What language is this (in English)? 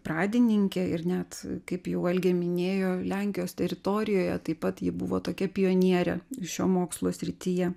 Lithuanian